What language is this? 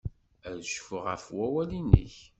Kabyle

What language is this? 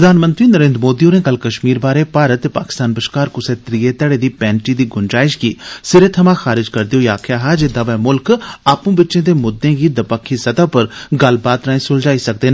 Dogri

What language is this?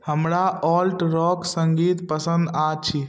Maithili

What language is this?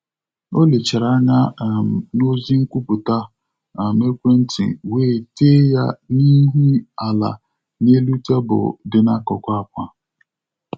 Igbo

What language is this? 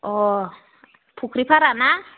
Bodo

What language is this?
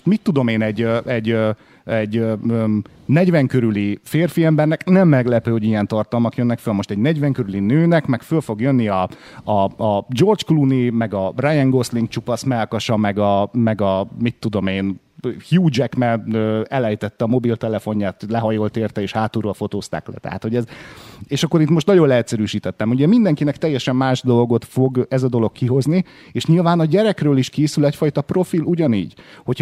Hungarian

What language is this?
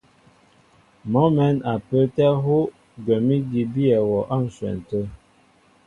Mbo (Cameroon)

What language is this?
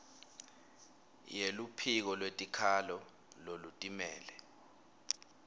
Swati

